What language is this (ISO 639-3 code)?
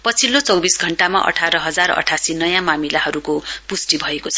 nep